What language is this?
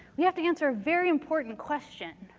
English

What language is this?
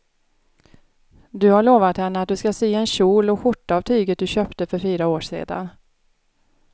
Swedish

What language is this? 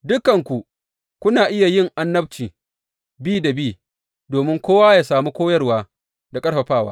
Hausa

